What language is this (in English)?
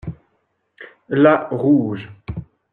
French